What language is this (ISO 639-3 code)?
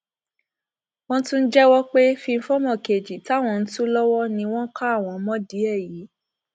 yor